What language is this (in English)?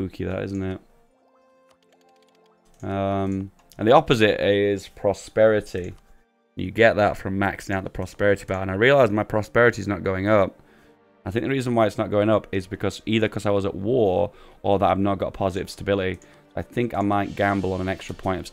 English